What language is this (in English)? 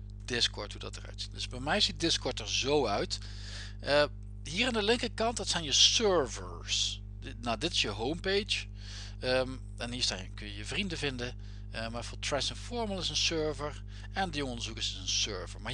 Dutch